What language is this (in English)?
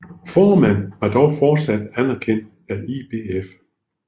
Danish